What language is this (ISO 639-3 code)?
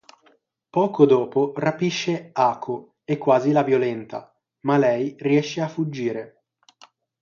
ita